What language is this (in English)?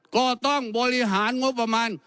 Thai